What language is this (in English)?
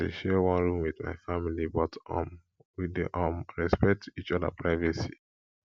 Nigerian Pidgin